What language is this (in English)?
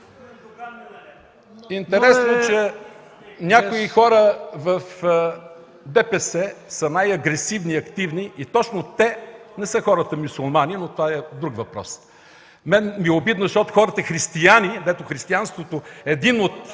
Bulgarian